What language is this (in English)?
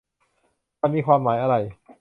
Thai